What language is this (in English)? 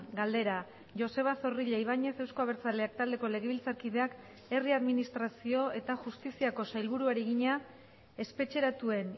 Basque